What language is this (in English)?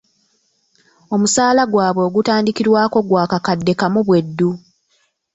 Ganda